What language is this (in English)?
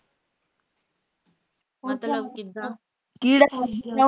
Punjabi